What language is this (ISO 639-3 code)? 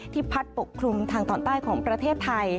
tha